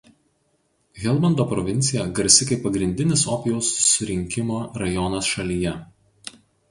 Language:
Lithuanian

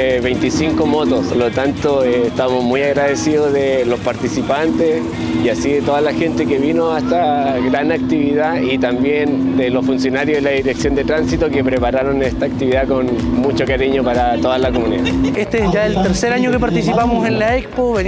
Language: Spanish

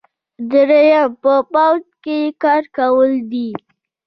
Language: Pashto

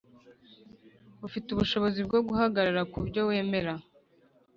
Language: Kinyarwanda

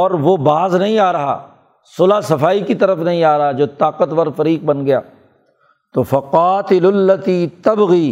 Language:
Urdu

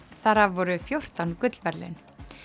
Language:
Icelandic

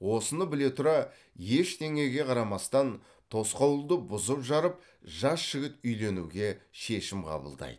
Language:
Kazakh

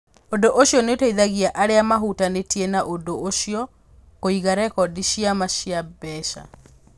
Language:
Kikuyu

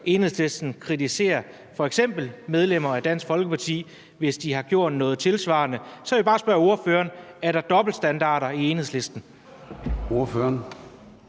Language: Danish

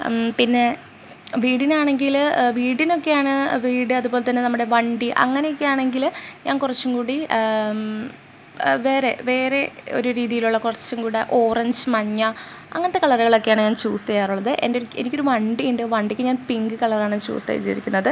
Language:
Malayalam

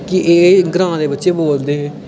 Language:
Dogri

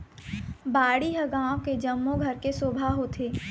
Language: Chhattisgarhi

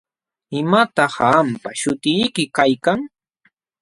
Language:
Jauja Wanca Quechua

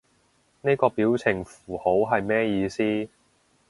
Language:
Cantonese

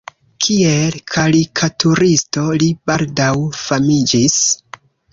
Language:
Esperanto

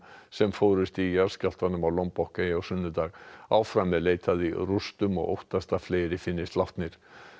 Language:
Icelandic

